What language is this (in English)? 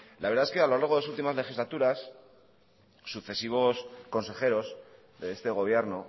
Spanish